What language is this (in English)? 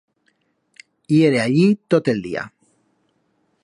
Aragonese